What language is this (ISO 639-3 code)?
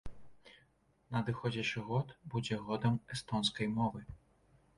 bel